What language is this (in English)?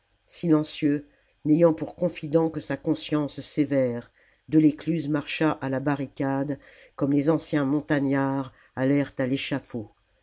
French